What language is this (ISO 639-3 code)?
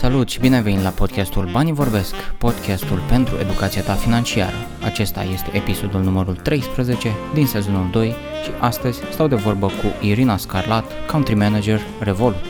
ron